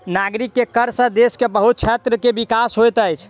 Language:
Maithili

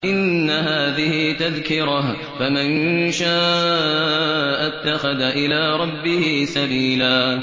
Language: Arabic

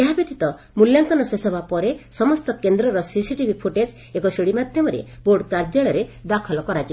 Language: Odia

